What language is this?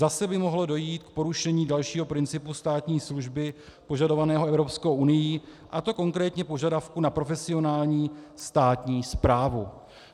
Czech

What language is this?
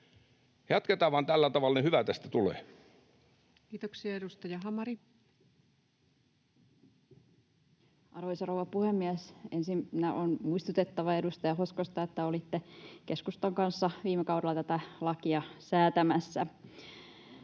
Finnish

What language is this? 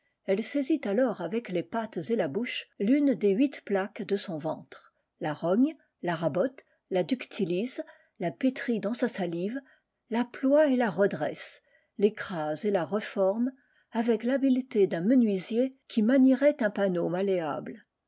French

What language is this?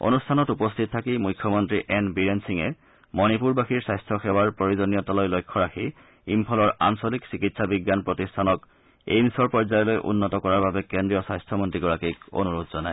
Assamese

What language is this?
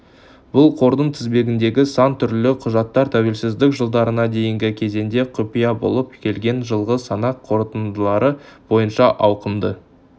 Kazakh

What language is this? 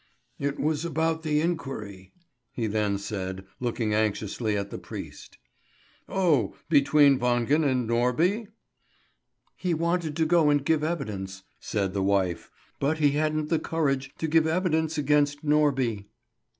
English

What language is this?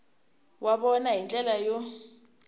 Tsonga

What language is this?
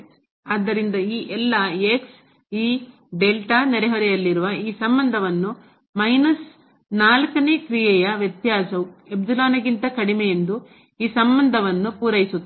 Kannada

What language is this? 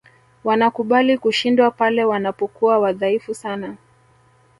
Swahili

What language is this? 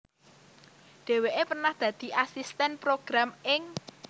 Javanese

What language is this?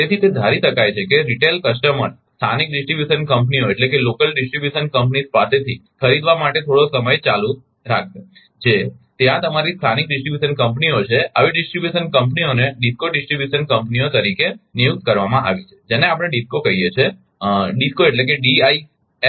Gujarati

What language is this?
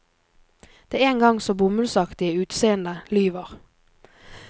Norwegian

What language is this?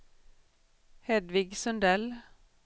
Swedish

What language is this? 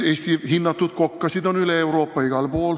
Estonian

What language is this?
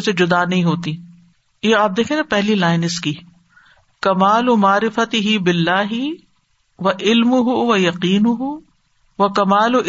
Urdu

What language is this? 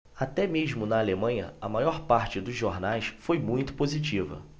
Portuguese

